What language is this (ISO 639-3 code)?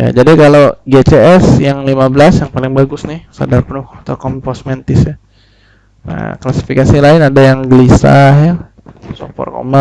ind